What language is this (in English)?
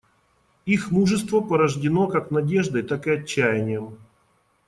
Russian